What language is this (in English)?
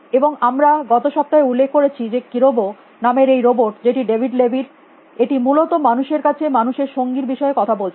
Bangla